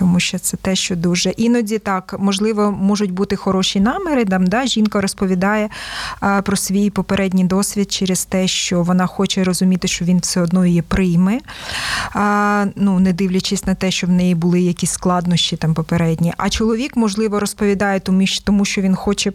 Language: Ukrainian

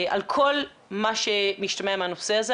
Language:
Hebrew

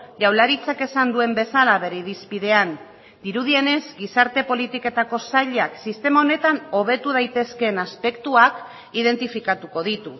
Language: Basque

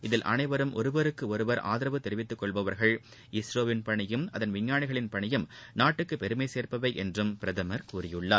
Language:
Tamil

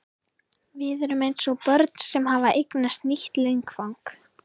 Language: Icelandic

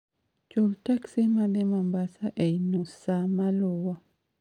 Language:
Luo (Kenya and Tanzania)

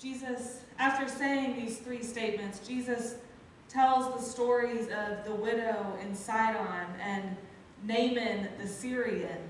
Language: English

